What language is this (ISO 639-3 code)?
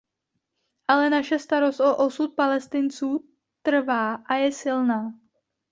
ces